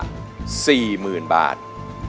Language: Thai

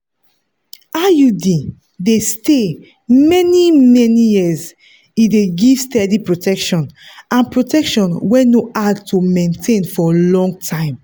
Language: Nigerian Pidgin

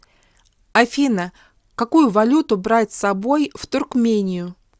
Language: Russian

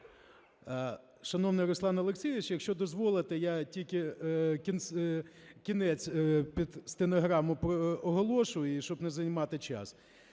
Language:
Ukrainian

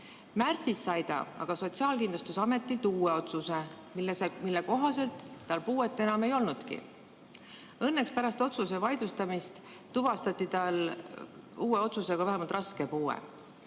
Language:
Estonian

